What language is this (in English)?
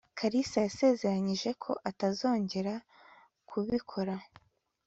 Kinyarwanda